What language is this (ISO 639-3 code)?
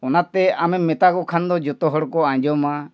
sat